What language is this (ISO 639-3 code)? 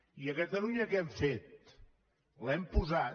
cat